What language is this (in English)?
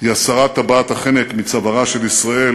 Hebrew